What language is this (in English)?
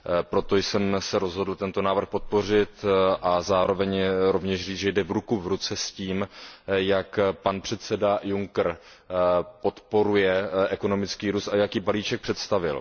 Czech